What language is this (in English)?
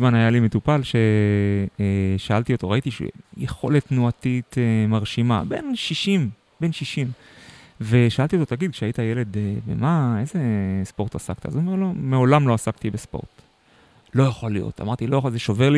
Hebrew